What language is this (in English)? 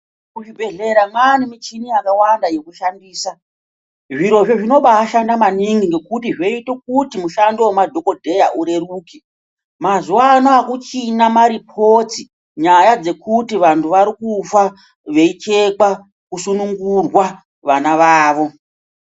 Ndau